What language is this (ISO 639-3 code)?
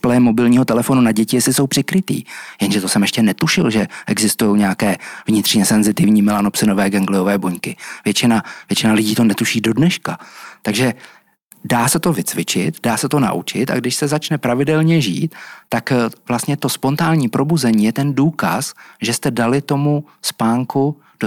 ces